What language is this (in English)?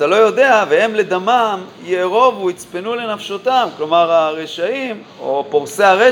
Hebrew